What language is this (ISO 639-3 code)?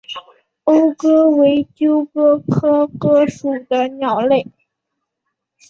zho